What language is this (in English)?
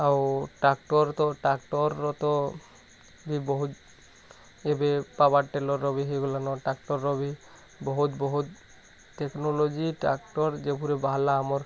Odia